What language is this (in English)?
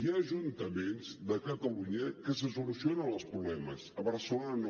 Catalan